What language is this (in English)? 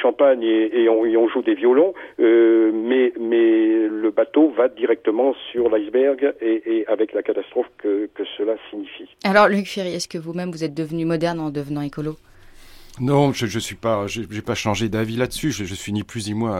French